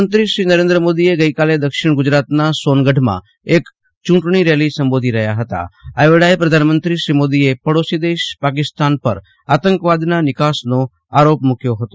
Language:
Gujarati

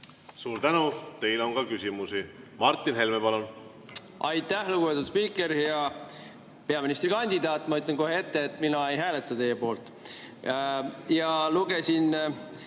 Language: Estonian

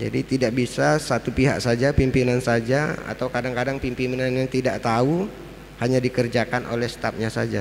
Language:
Indonesian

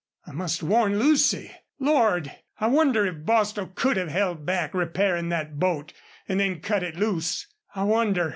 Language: English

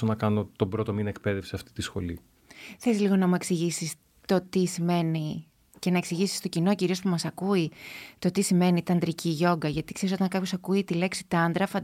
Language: Greek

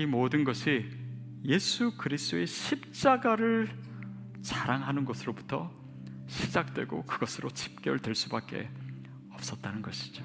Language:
Korean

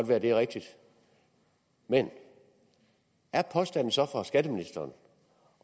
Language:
Danish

